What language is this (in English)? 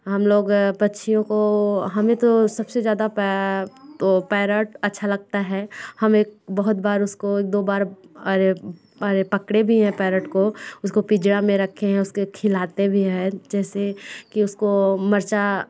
Hindi